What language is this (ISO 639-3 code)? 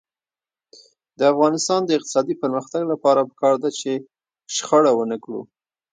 pus